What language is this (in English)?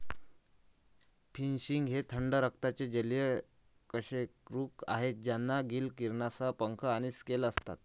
Marathi